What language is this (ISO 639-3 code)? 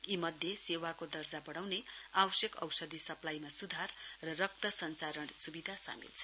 nep